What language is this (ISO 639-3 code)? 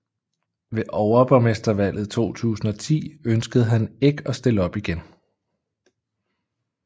dan